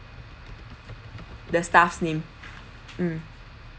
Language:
English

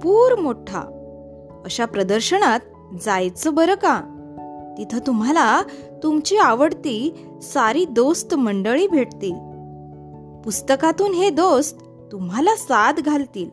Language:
Marathi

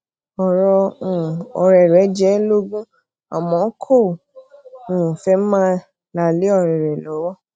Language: Yoruba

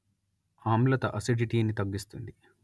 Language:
Telugu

